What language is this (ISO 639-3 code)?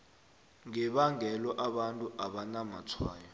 nbl